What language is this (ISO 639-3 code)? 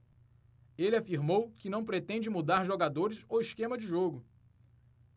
por